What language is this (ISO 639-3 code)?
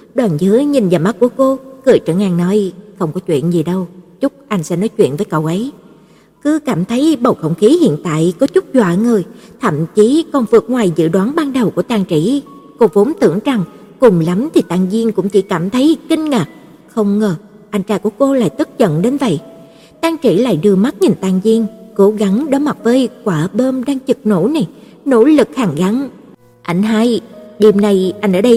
vie